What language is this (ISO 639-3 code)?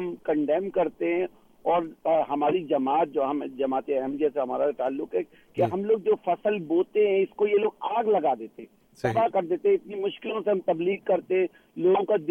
urd